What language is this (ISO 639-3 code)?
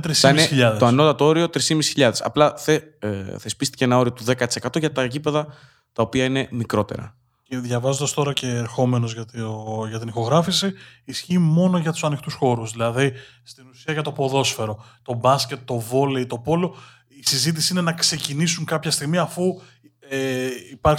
ell